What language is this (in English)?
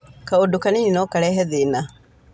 Kikuyu